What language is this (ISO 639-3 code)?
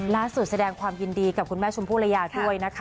tha